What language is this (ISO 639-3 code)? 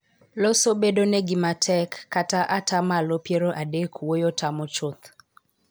luo